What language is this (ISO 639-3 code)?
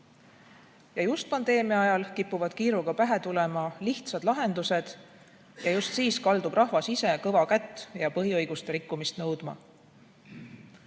est